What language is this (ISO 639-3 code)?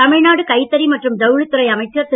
tam